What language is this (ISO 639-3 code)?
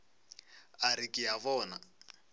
nso